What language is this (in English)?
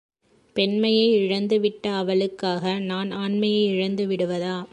Tamil